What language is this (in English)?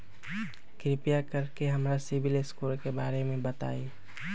Magahi